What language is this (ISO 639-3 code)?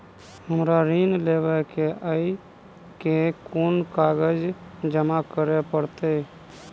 mai